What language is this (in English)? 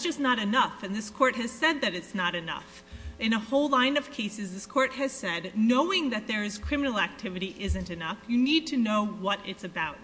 English